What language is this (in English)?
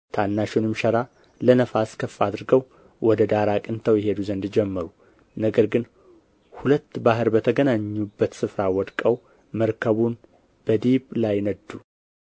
Amharic